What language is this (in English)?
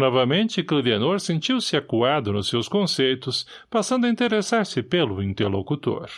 Portuguese